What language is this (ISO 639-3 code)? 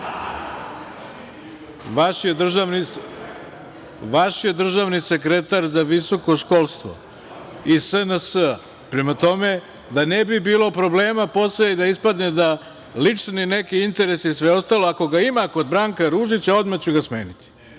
srp